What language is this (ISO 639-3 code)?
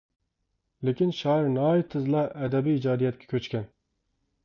uig